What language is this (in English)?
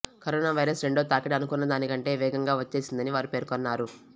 Telugu